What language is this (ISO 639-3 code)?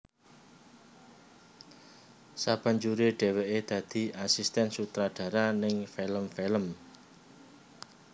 jav